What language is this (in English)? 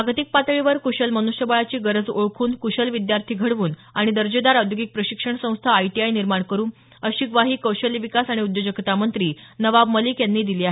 Marathi